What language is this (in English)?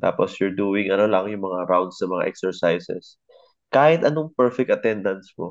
Filipino